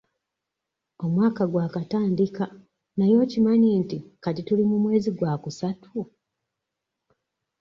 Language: Ganda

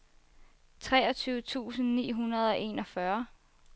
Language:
Danish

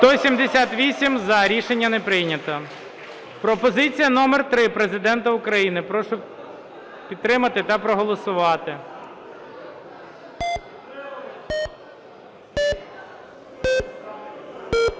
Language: Ukrainian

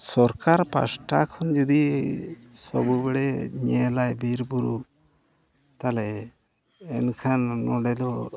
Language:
Santali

